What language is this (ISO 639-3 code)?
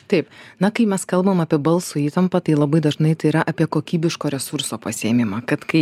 lit